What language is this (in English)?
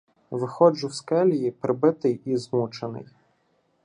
Ukrainian